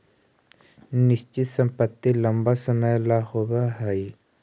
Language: Magahi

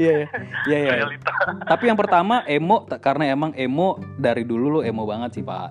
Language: Indonesian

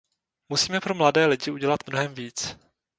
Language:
Czech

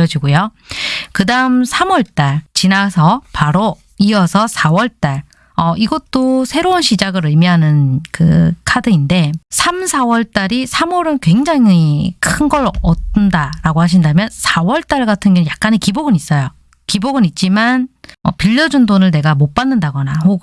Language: Korean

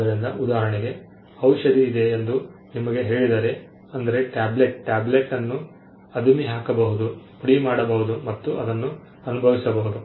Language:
Kannada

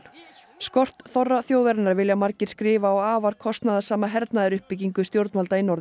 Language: Icelandic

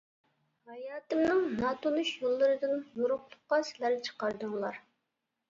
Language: Uyghur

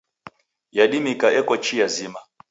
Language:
Taita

